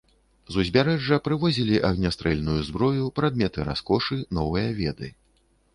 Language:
Belarusian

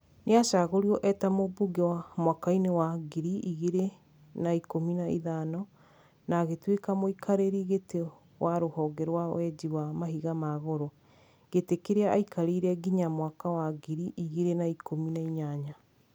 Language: Kikuyu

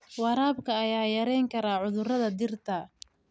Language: Somali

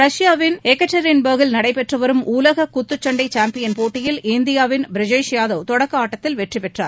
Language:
Tamil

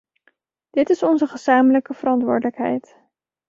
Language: Dutch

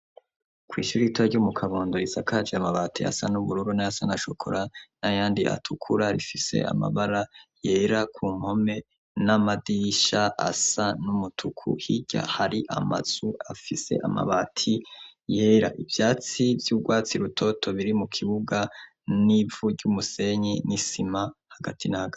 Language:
Rundi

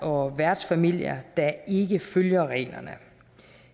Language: Danish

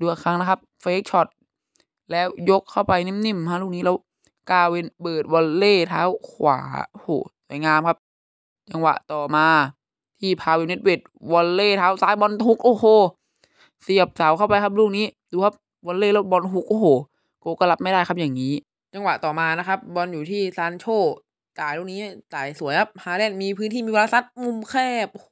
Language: Thai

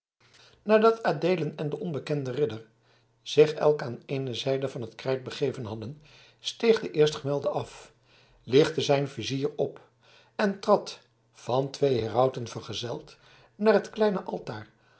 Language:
Dutch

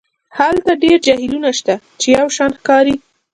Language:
Pashto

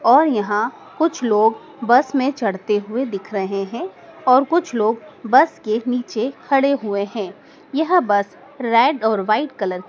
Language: Hindi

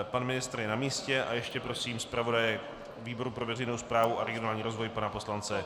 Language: Czech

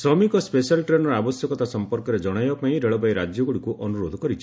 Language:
Odia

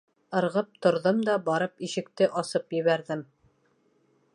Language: Bashkir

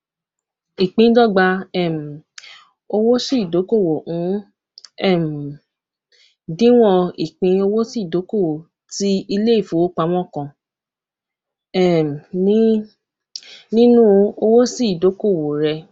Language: Yoruba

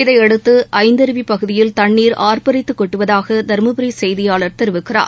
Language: Tamil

